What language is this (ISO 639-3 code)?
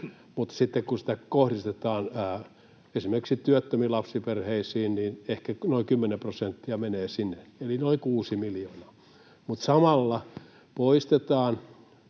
fin